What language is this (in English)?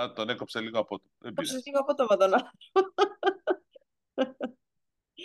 Greek